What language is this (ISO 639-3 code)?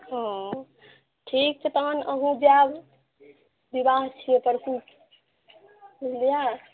mai